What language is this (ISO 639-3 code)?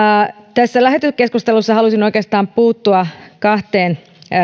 fin